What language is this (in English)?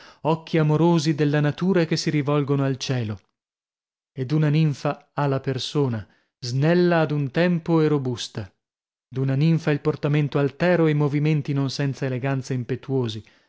Italian